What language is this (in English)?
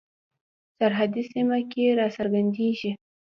Pashto